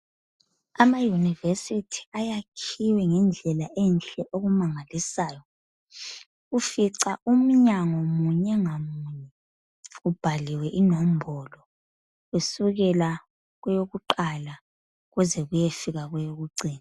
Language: North Ndebele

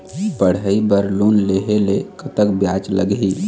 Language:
Chhattisgarhi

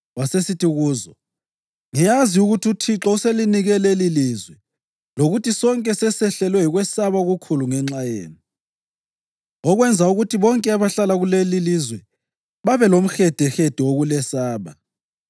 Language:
North Ndebele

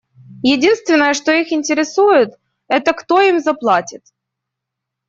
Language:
Russian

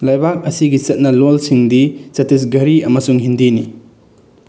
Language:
Manipuri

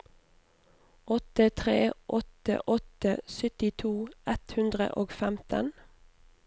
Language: Norwegian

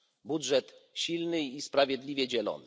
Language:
Polish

